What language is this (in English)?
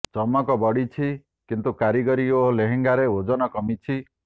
Odia